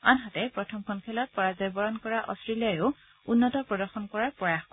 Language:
Assamese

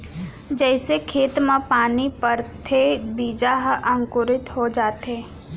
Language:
Chhattisgarhi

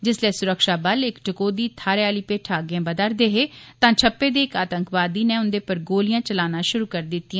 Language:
Dogri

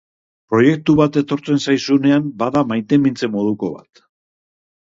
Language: Basque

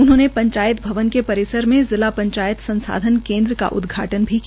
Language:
Hindi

